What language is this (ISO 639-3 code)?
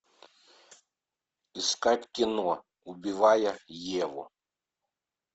rus